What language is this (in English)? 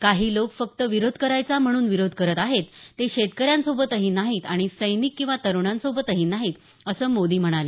Marathi